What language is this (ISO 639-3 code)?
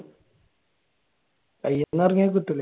mal